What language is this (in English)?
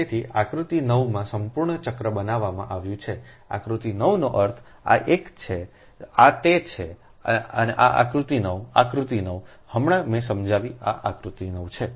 Gujarati